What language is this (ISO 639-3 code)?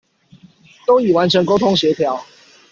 zho